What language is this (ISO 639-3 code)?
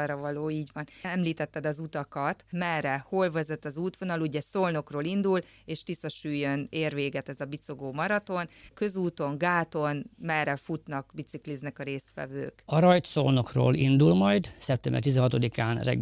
hun